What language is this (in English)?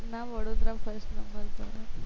Gujarati